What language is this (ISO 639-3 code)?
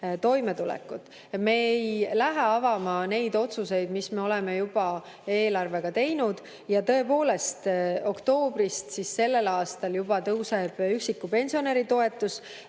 est